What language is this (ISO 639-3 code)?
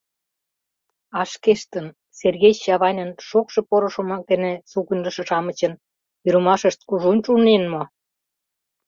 chm